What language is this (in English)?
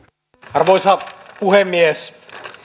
Finnish